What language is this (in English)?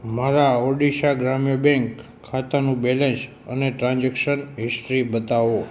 Gujarati